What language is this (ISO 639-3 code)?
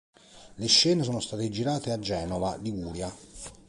ita